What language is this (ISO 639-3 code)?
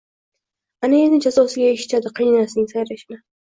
uzb